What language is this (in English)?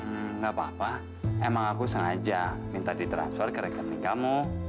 Indonesian